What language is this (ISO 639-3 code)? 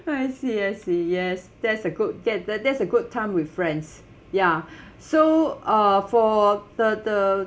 eng